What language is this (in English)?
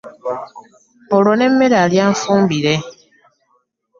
Ganda